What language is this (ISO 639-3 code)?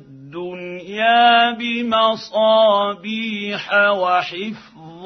ara